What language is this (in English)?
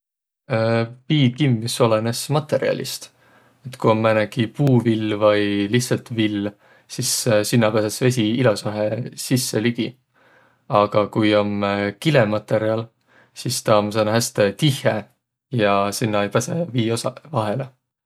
Võro